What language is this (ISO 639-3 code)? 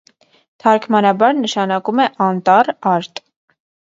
hye